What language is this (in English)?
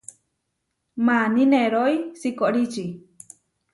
Huarijio